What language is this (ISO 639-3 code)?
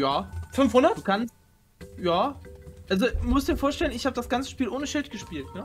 deu